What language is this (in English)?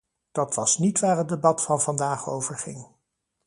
Dutch